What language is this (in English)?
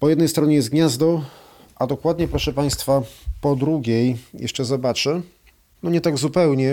Polish